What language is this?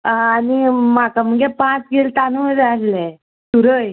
Konkani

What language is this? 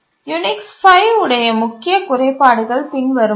Tamil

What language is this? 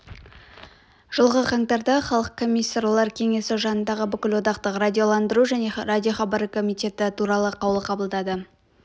Kazakh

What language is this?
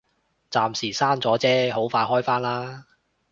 Cantonese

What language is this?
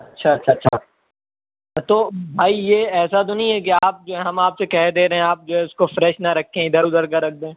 Urdu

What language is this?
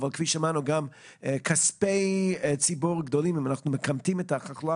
Hebrew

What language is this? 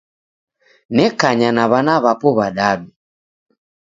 Taita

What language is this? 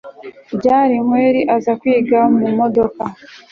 Kinyarwanda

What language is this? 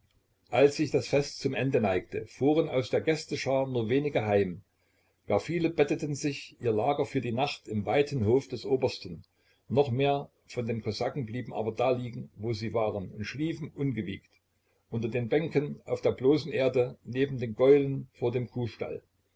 German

